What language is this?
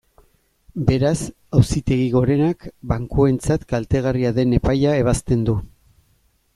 Basque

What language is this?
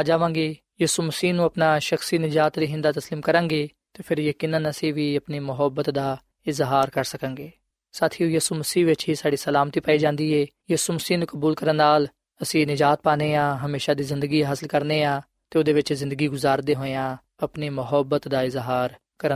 Punjabi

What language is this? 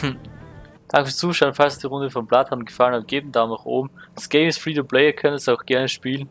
German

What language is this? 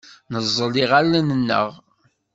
Kabyle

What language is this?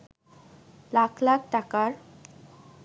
Bangla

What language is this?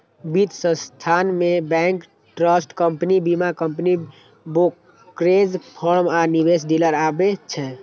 Maithili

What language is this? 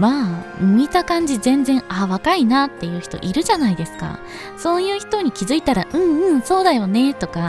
Japanese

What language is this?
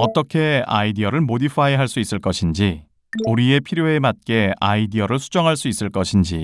Korean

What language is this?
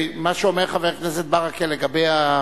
Hebrew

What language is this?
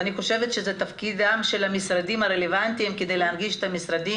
Hebrew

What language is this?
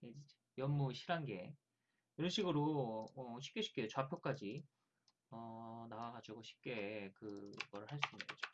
Korean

